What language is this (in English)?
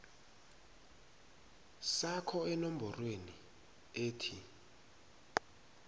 South Ndebele